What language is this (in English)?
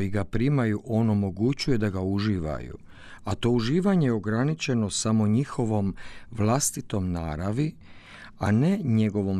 Croatian